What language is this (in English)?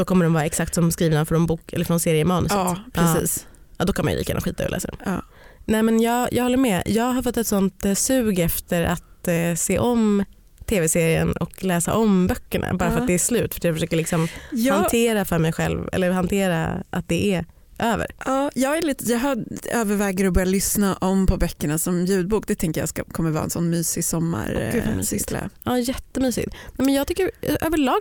Swedish